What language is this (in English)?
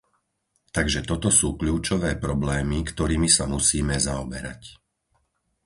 Slovak